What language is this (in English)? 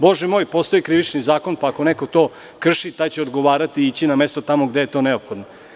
Serbian